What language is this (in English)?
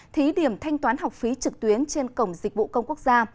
Vietnamese